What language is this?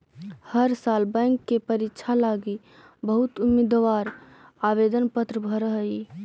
Magahi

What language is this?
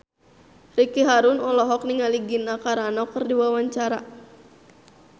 Sundanese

